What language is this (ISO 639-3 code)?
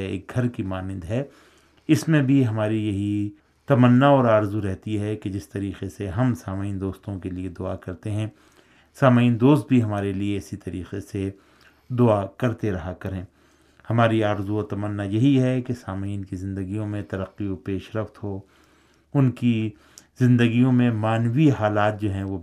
urd